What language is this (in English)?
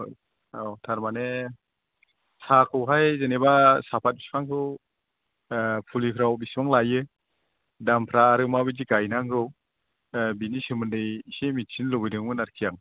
Bodo